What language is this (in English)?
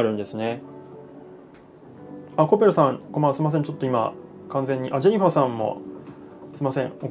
Japanese